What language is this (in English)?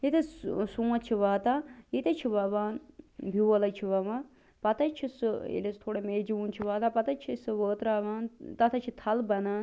Kashmiri